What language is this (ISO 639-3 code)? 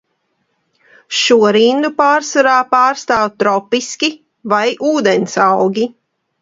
lav